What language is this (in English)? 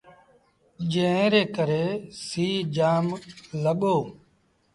Sindhi Bhil